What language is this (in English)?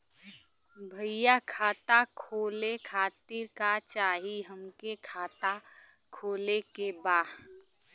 Bhojpuri